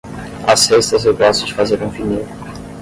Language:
Portuguese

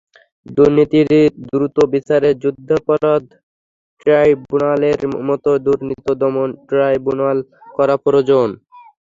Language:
Bangla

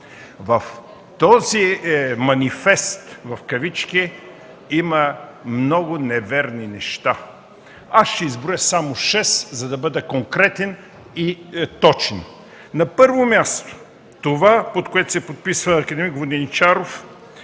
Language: Bulgarian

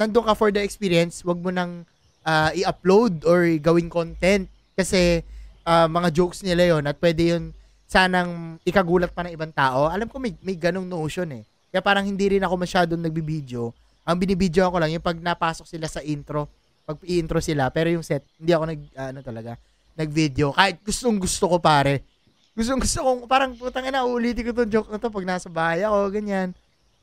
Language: Filipino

